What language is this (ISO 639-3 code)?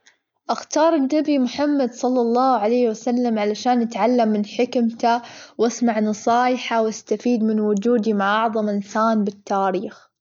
afb